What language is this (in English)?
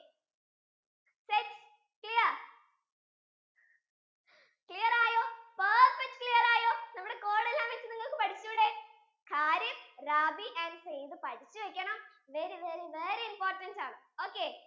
Malayalam